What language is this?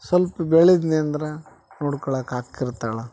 Kannada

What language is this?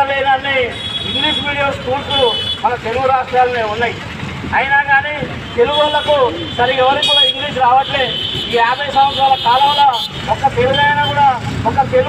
Telugu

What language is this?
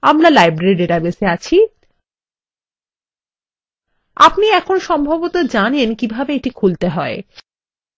Bangla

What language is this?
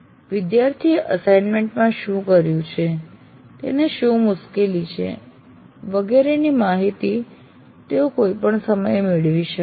Gujarati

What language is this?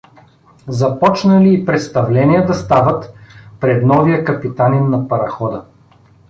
Bulgarian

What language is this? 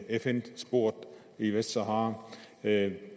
Danish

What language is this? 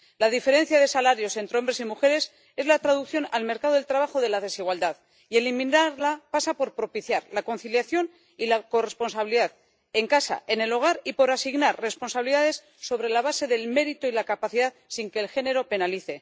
Spanish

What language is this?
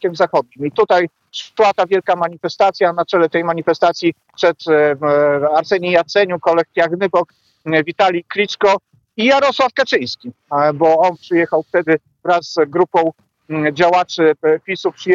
Polish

